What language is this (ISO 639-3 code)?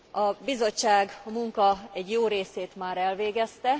hun